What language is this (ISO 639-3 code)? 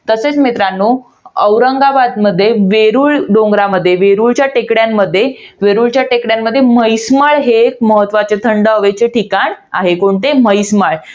mar